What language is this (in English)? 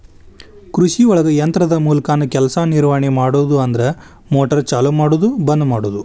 Kannada